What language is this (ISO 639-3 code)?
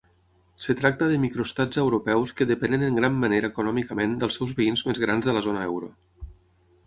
cat